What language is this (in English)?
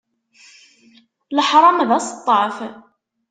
Kabyle